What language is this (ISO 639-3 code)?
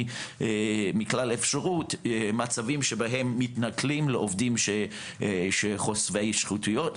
heb